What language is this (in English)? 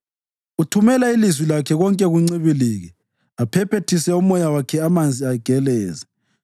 North Ndebele